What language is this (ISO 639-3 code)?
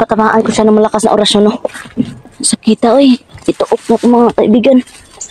fil